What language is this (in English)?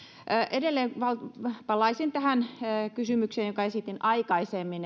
Finnish